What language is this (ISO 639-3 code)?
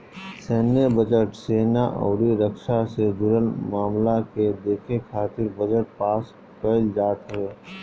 bho